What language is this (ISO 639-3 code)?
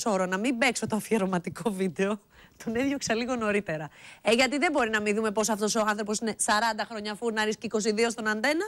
ell